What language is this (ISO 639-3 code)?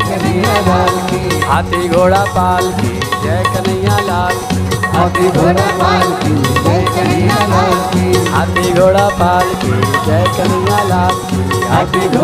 hin